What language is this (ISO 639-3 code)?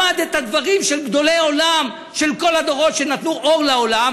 heb